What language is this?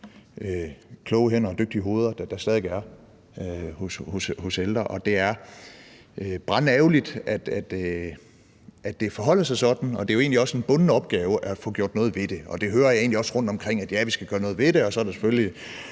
Danish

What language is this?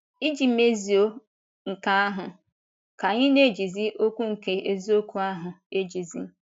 Igbo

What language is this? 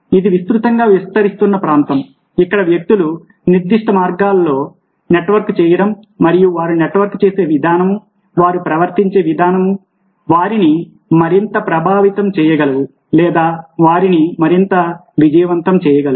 Telugu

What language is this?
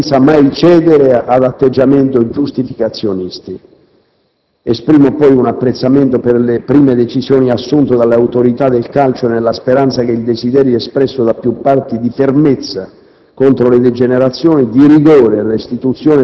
Italian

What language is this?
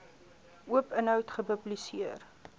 Afrikaans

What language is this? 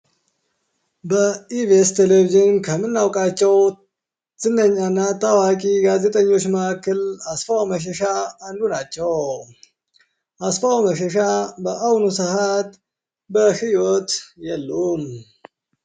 Amharic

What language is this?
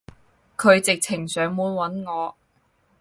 Cantonese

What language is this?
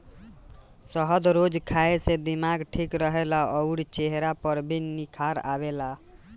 Bhojpuri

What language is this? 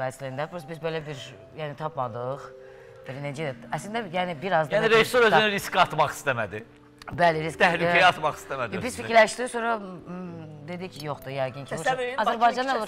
Turkish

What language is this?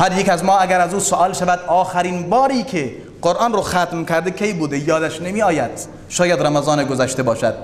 Persian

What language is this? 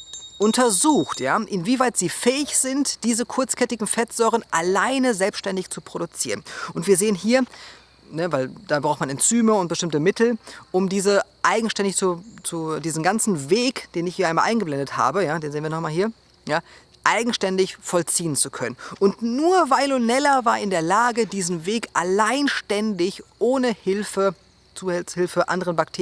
German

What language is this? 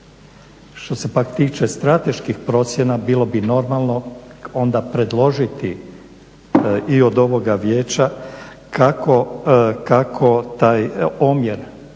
Croatian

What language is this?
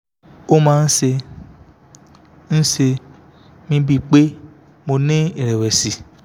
Yoruba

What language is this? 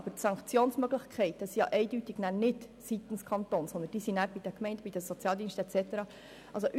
Swiss German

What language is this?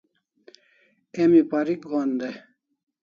Kalasha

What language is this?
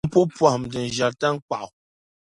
Dagbani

